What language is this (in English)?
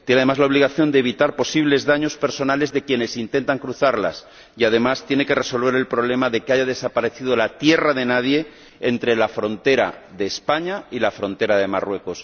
Spanish